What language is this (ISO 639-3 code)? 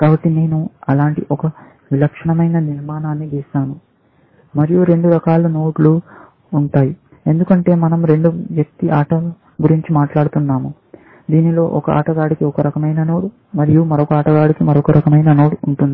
tel